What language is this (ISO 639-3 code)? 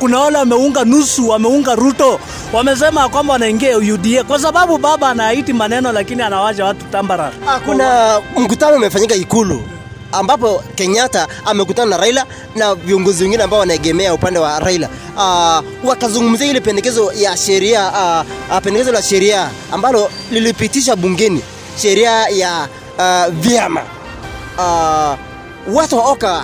swa